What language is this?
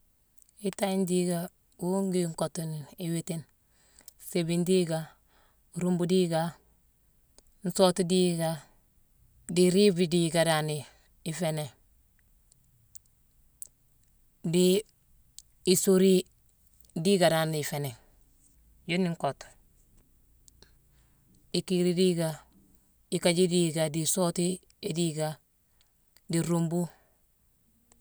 Mansoanka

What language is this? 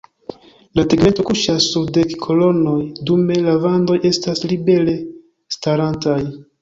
Esperanto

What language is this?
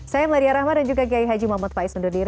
Indonesian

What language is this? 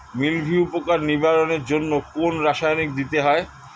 Bangla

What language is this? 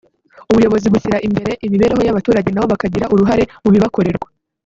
Kinyarwanda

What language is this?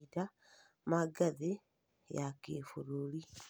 Kikuyu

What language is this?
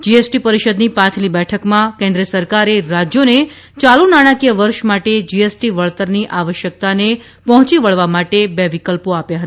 Gujarati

